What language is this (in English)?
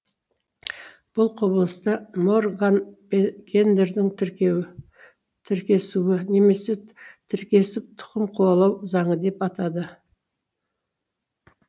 Kazakh